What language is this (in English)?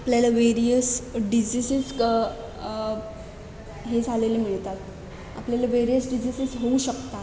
Marathi